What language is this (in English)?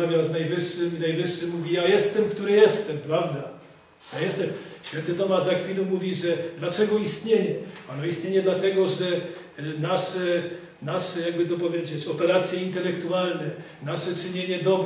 Polish